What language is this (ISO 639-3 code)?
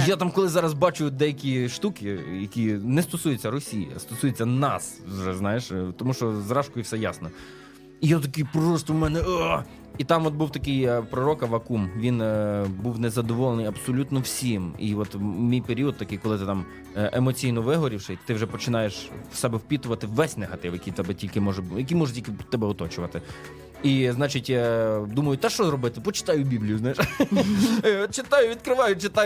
ukr